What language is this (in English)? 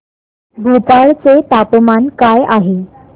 Marathi